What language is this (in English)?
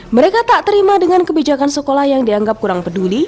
Indonesian